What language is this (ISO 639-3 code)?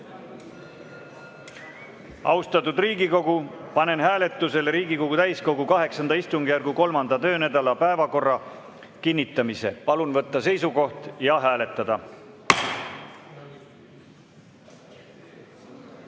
est